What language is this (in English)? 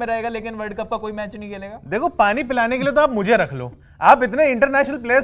Hindi